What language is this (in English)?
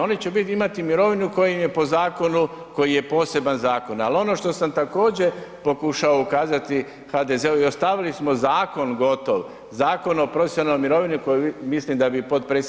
Croatian